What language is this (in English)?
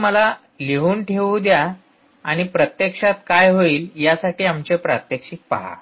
Marathi